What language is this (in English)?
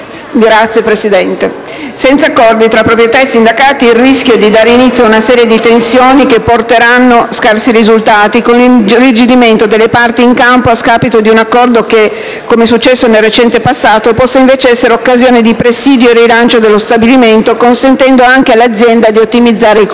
Italian